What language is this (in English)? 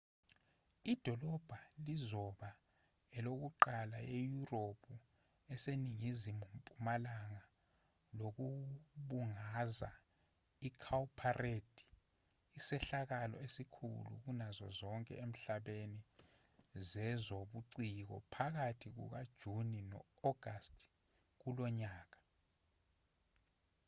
Zulu